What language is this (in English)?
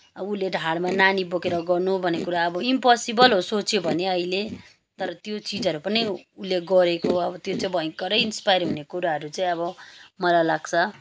Nepali